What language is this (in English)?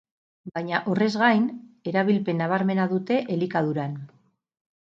Basque